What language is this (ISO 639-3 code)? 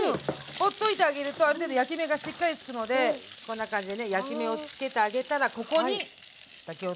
jpn